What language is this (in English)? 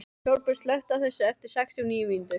Icelandic